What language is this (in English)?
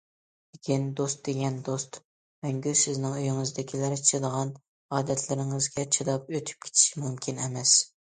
Uyghur